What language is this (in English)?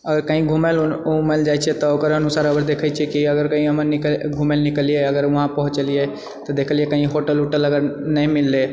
Maithili